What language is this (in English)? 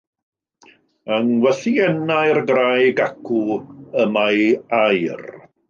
Welsh